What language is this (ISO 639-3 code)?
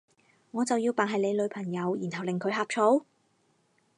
yue